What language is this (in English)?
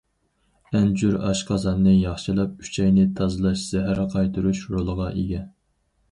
Uyghur